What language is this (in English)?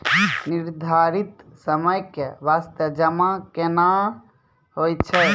Maithili